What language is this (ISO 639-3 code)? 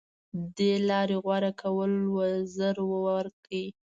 pus